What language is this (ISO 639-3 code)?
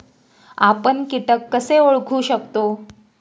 mar